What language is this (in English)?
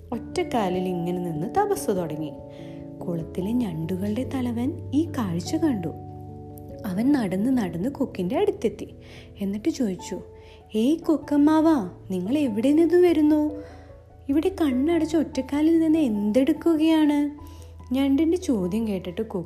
Malayalam